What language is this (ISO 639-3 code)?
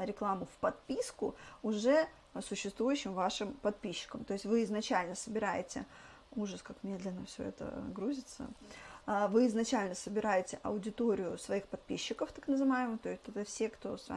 rus